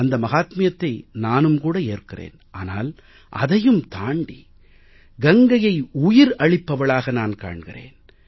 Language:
Tamil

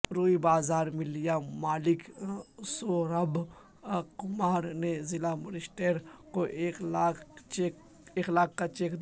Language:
Urdu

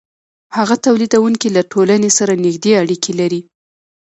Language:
Pashto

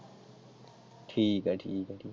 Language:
Punjabi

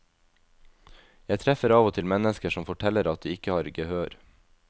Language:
Norwegian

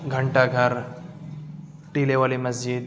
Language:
Urdu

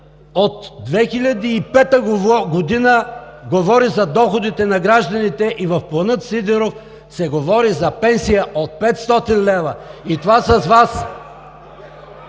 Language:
Bulgarian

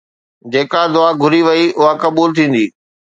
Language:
Sindhi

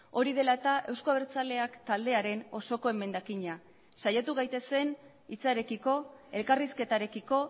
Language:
Basque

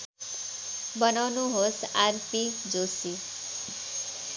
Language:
Nepali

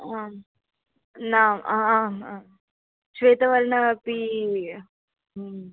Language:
Sanskrit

